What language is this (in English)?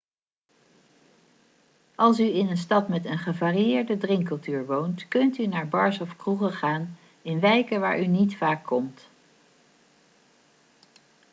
Dutch